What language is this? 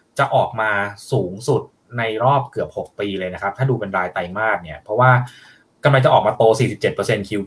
Thai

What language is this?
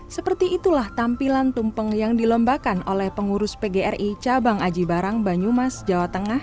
Indonesian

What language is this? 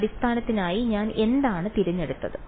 Malayalam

